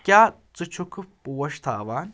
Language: Kashmiri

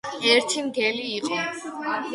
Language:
Georgian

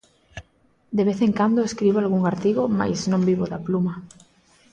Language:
Galician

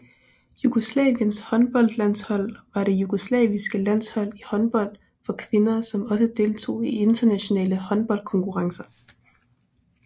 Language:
Danish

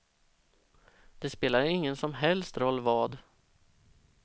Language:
Swedish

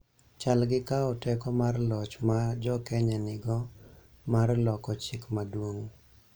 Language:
Luo (Kenya and Tanzania)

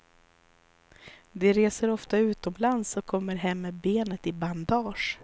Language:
Swedish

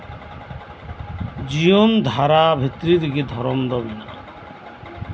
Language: Santali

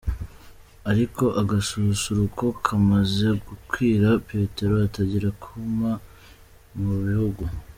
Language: Kinyarwanda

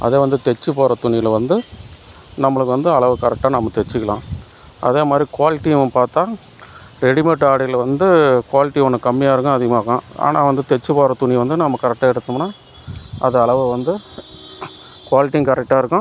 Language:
Tamil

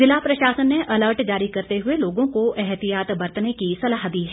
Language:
Hindi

